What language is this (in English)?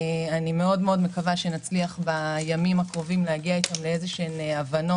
Hebrew